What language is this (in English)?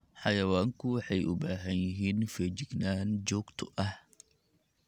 Somali